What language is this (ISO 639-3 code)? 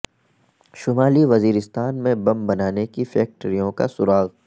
urd